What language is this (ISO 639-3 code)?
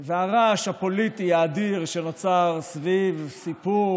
heb